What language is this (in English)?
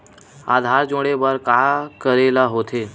Chhattisgarhi